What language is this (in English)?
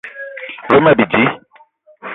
Eton (Cameroon)